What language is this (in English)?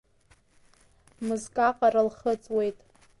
Abkhazian